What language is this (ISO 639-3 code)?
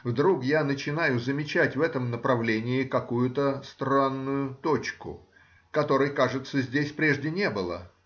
rus